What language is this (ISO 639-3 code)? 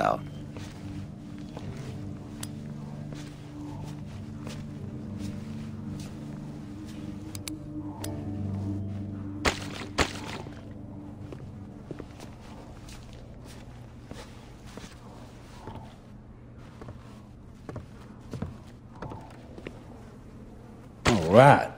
eng